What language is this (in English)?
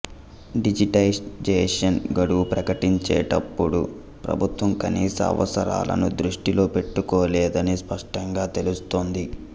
Telugu